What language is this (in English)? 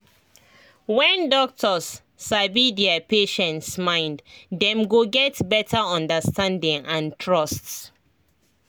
Nigerian Pidgin